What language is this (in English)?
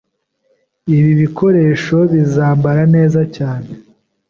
Kinyarwanda